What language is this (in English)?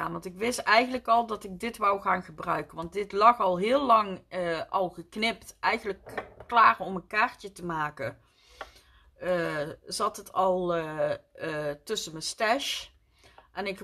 Dutch